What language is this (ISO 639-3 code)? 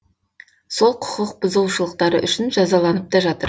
kaz